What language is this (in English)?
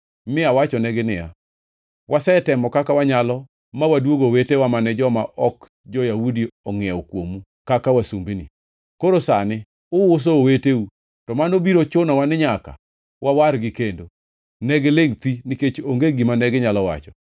Luo (Kenya and Tanzania)